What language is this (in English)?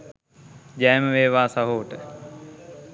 Sinhala